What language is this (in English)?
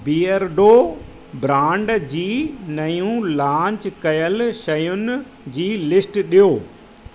Sindhi